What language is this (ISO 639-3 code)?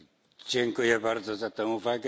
pol